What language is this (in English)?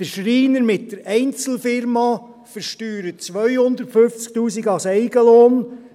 Swiss German